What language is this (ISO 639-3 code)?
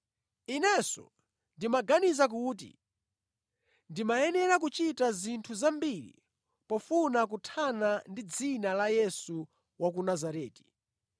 nya